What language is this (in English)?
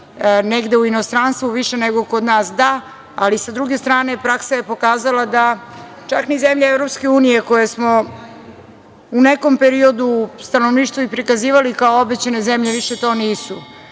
Serbian